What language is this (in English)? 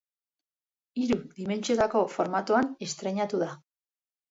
Basque